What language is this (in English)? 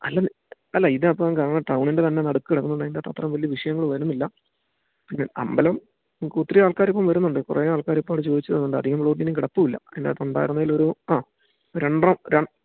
Malayalam